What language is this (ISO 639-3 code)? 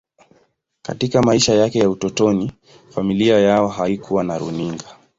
swa